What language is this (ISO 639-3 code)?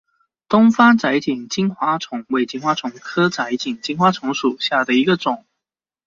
zho